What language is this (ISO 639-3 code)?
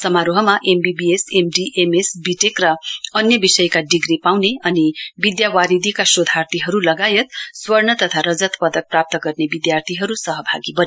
nep